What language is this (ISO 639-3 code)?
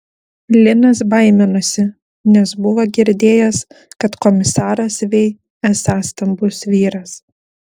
lit